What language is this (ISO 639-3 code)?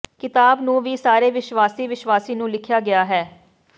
pan